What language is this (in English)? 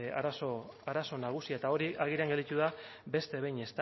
Basque